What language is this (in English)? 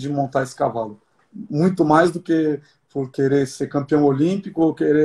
Portuguese